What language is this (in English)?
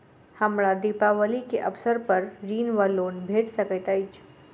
Maithili